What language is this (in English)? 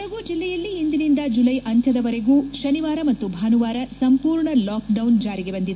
Kannada